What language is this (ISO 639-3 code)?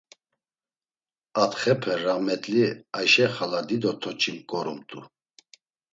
lzz